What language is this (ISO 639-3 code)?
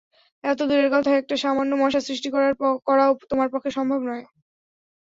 ben